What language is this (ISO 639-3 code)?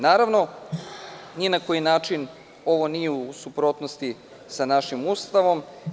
srp